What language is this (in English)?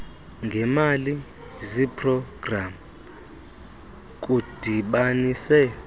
Xhosa